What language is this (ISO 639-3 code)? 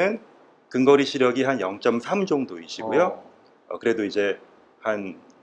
kor